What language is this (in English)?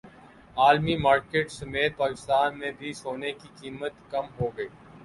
Urdu